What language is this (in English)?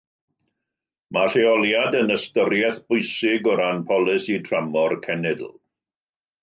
Welsh